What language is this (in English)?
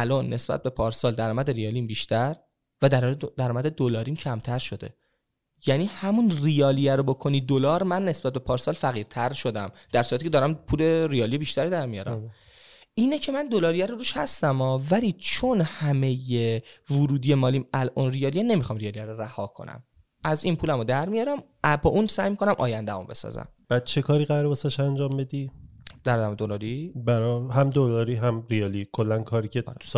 Persian